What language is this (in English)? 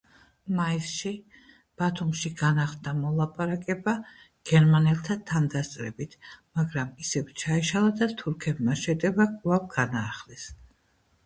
Georgian